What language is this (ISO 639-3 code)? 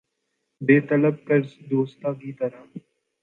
urd